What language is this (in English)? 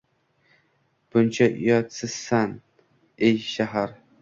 Uzbek